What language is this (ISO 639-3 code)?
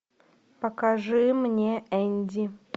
rus